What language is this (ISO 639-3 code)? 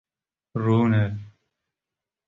kur